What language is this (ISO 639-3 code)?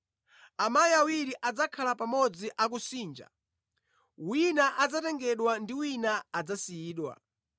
nya